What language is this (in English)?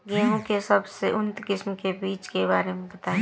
Bhojpuri